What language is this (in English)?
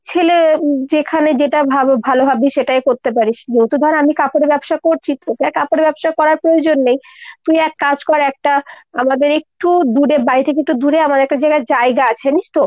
Bangla